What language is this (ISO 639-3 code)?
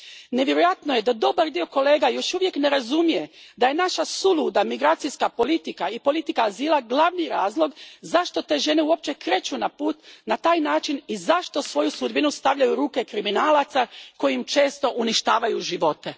hrv